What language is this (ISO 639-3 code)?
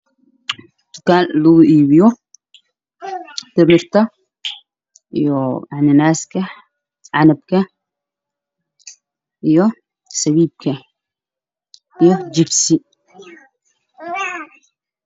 som